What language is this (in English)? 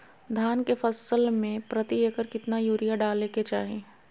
Magahi